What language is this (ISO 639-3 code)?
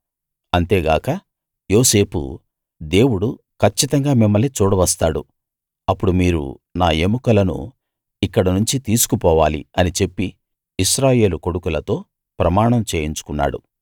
tel